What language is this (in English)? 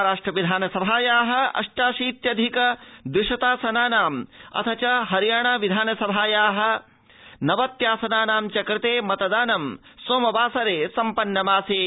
Sanskrit